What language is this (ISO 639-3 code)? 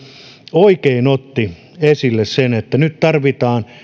fin